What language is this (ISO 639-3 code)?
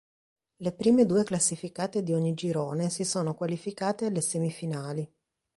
ita